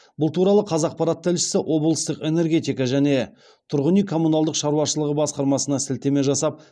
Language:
Kazakh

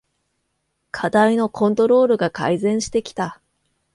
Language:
Japanese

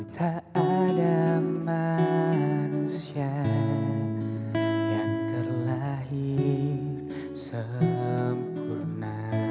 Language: Indonesian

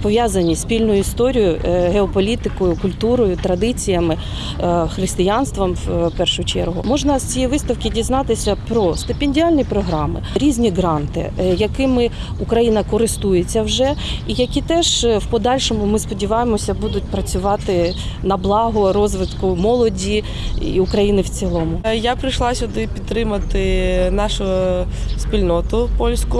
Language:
Ukrainian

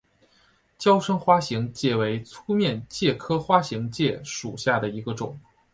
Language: Chinese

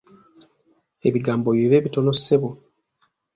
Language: Ganda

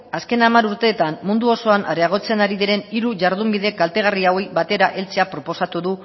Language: Basque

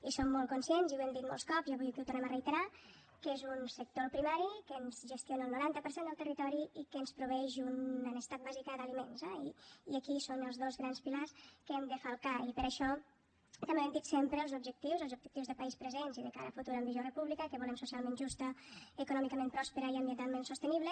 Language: Catalan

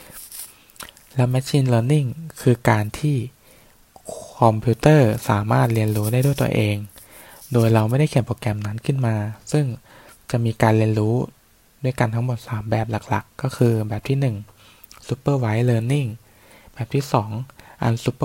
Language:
Thai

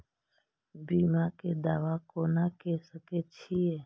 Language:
Maithili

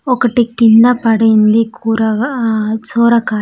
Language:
Telugu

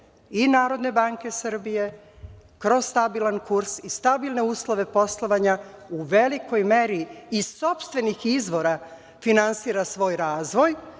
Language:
Serbian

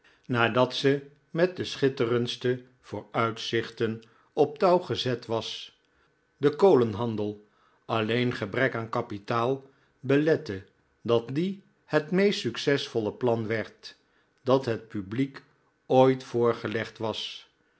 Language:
Dutch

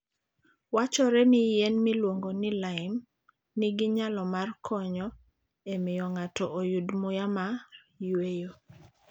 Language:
Luo (Kenya and Tanzania)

